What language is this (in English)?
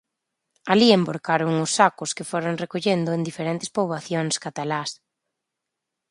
Galician